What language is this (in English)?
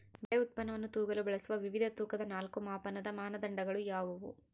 Kannada